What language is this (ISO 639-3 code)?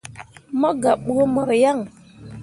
mua